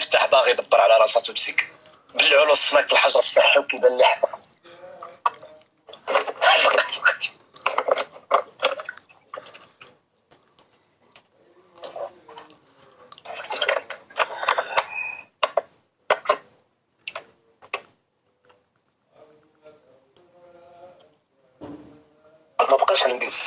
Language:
Arabic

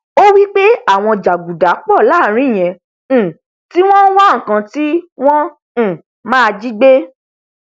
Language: Yoruba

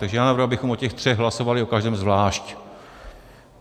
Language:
Czech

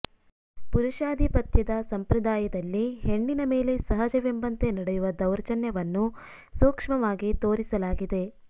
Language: Kannada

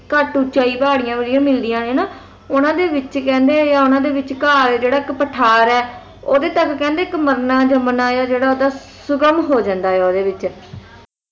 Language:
Punjabi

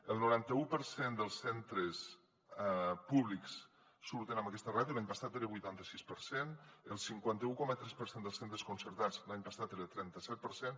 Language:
Catalan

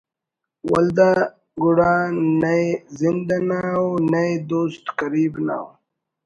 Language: Brahui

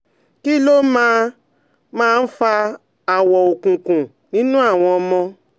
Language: Yoruba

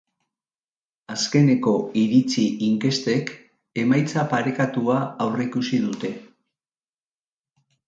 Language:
Basque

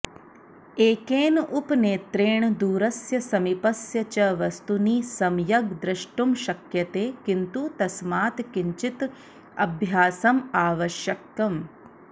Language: Sanskrit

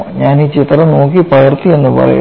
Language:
Malayalam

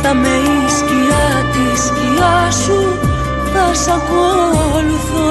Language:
Greek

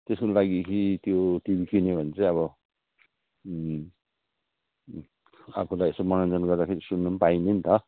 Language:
Nepali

